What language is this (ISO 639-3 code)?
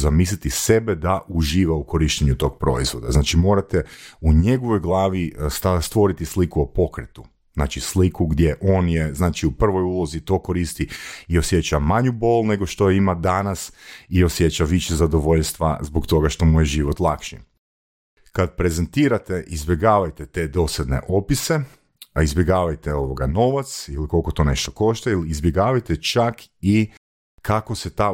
hrv